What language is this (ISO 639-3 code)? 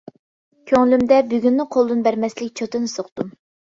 uig